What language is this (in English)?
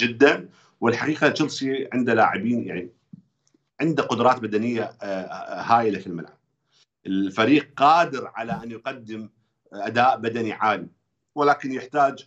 Arabic